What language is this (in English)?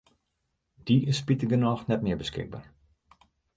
Western Frisian